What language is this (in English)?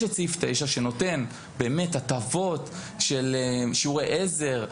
Hebrew